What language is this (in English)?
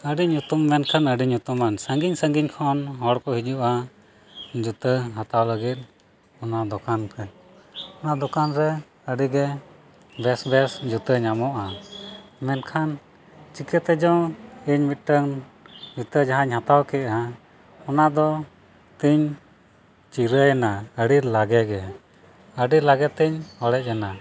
Santali